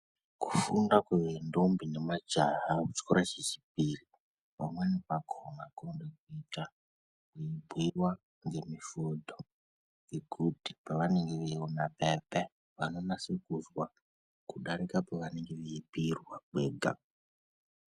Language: Ndau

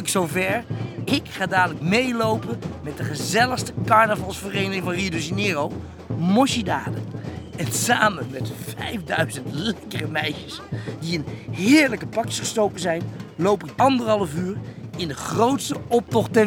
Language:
Dutch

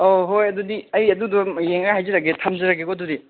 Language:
Manipuri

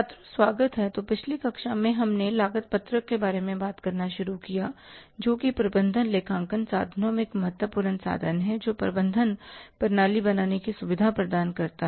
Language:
Hindi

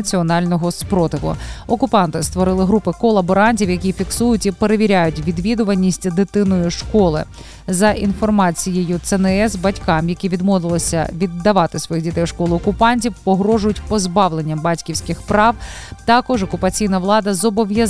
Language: Ukrainian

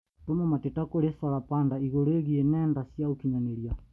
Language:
Kikuyu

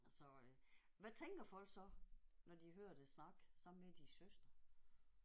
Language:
Danish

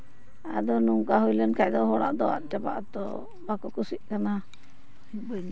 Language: Santali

